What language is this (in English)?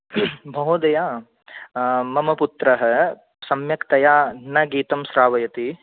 Sanskrit